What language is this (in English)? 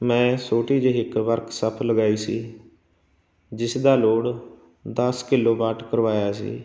Punjabi